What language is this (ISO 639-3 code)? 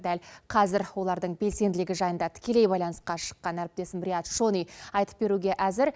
kaz